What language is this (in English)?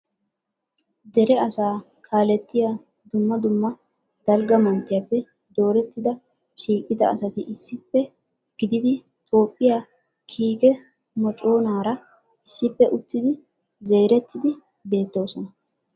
Wolaytta